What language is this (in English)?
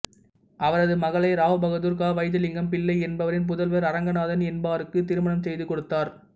Tamil